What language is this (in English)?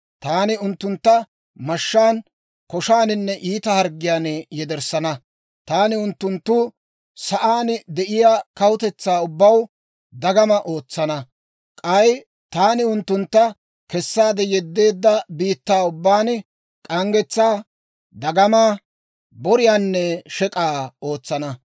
Dawro